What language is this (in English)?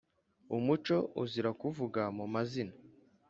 Kinyarwanda